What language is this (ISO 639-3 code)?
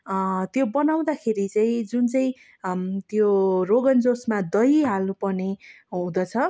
nep